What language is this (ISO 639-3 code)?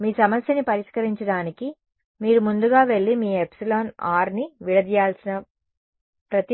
tel